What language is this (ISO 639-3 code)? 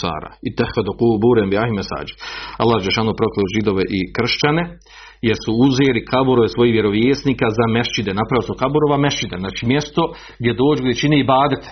hrv